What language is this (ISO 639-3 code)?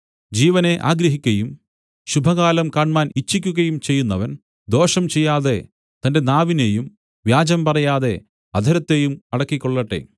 mal